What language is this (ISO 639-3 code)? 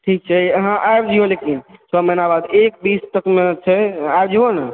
mai